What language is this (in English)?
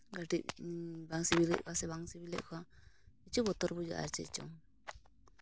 Santali